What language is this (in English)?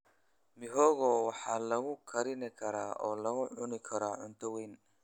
Somali